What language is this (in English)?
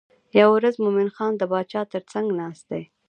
Pashto